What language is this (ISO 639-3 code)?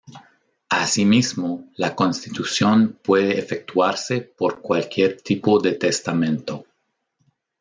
spa